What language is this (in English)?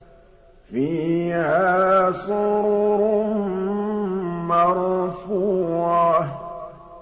Arabic